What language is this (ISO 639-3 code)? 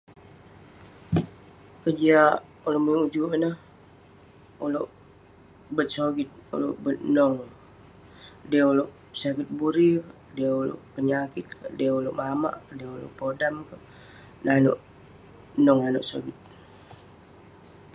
pne